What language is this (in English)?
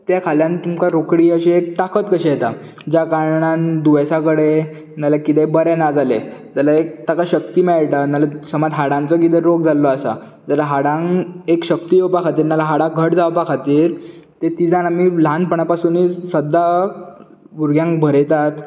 Konkani